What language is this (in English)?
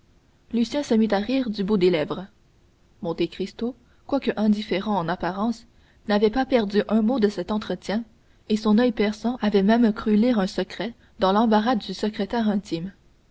French